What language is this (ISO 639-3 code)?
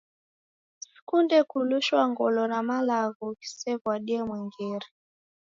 dav